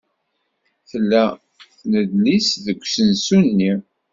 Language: Kabyle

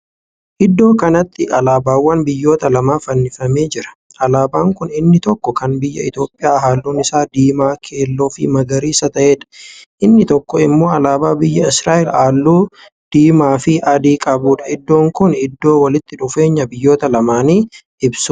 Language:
Oromo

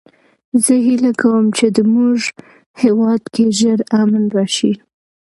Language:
Pashto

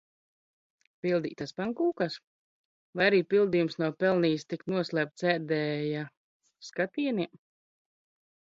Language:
Latvian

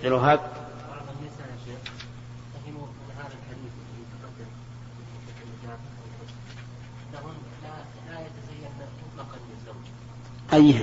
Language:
Arabic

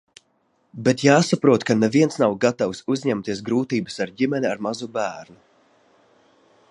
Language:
Latvian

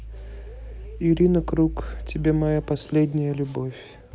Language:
Russian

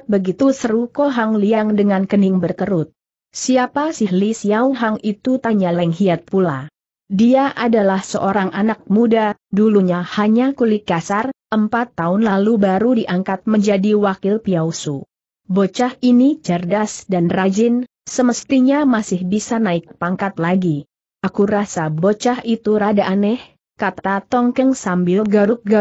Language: Indonesian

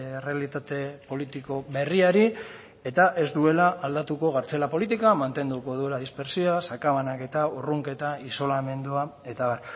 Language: Basque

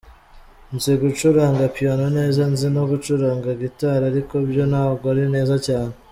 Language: Kinyarwanda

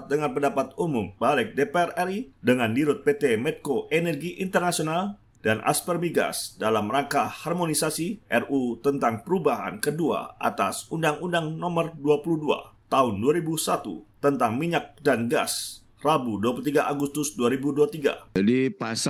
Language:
Indonesian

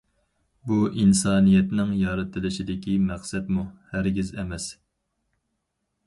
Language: Uyghur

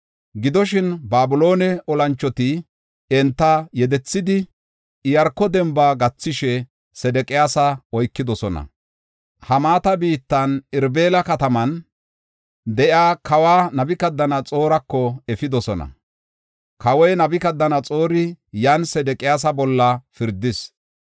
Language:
Gofa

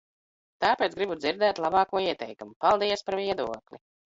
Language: Latvian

